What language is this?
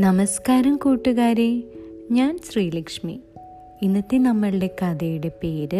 Malayalam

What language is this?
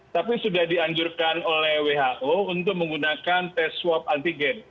Indonesian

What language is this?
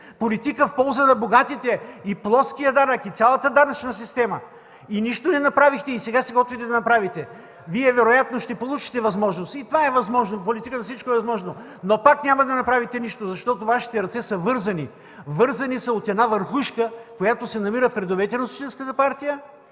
Bulgarian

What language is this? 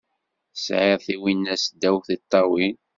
Kabyle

